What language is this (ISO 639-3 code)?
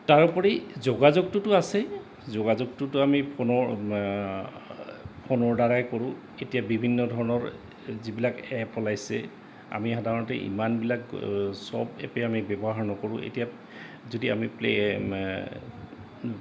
asm